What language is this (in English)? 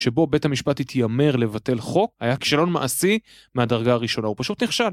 Hebrew